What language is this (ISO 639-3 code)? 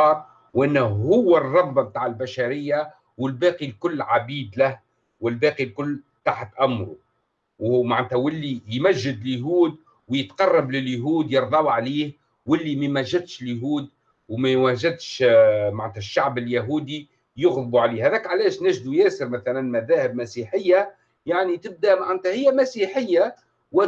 ara